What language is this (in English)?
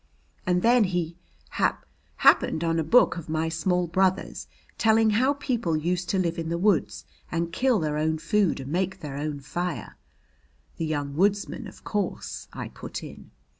English